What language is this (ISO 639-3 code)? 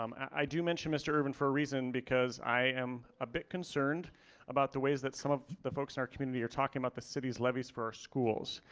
eng